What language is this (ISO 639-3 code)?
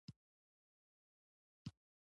pus